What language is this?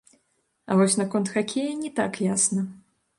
Belarusian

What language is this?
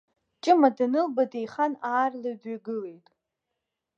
Abkhazian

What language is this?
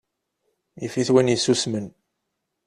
Kabyle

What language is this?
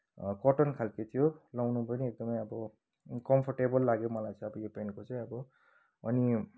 Nepali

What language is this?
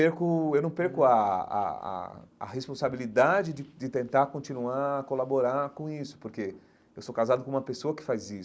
Portuguese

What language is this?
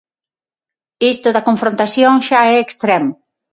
Galician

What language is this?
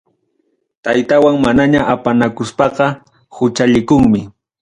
Ayacucho Quechua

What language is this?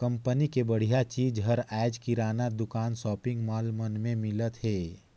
Chhattisgarhi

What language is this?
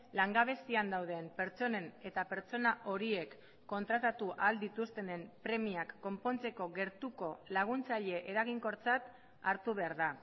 Basque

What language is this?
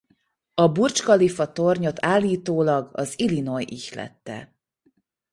Hungarian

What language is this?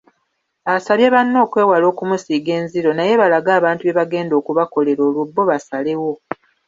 Ganda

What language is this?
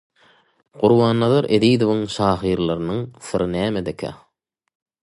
Turkmen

